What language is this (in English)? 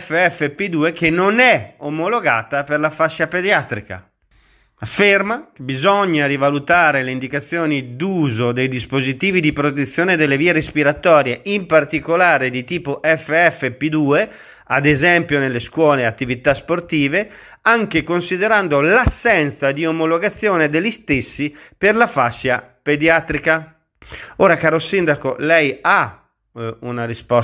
Italian